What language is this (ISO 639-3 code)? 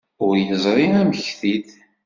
kab